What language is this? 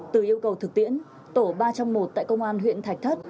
Vietnamese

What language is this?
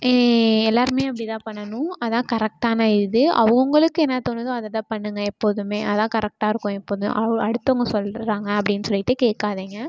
Tamil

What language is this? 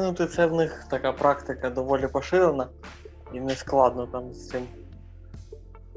Ukrainian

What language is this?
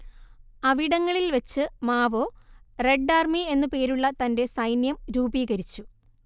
Malayalam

